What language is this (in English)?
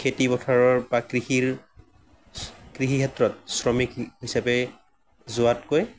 Assamese